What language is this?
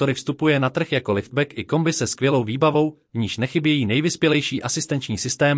Czech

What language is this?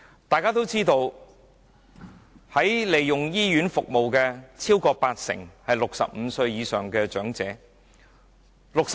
Cantonese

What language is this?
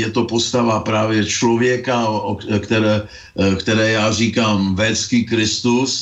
Czech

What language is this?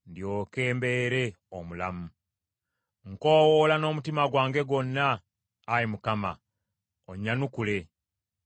Ganda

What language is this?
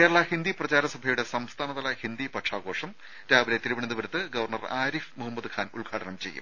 Malayalam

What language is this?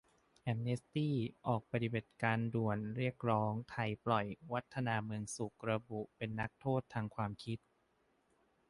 Thai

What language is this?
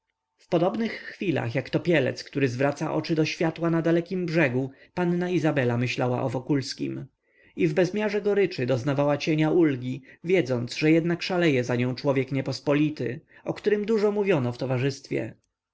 Polish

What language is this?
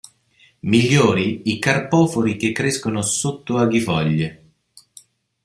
Italian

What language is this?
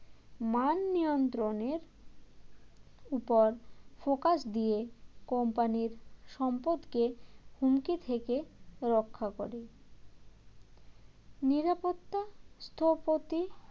Bangla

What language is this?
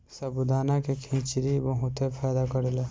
Bhojpuri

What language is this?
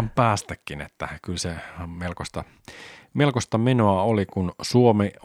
Finnish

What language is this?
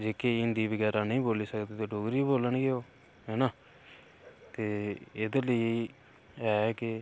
Dogri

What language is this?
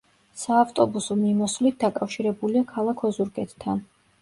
Georgian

